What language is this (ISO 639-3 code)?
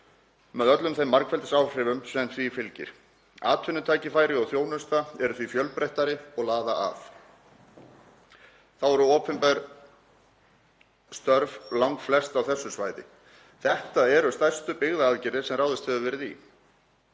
isl